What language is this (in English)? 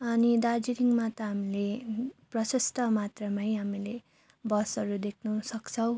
Nepali